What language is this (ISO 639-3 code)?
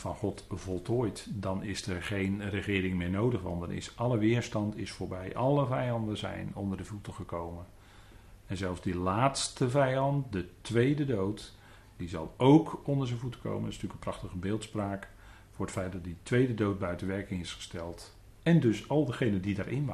nld